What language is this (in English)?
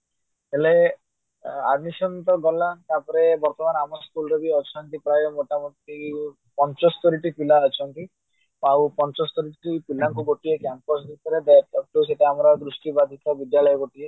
Odia